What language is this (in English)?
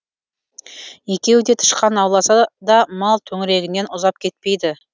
Kazakh